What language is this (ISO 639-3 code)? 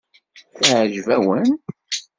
kab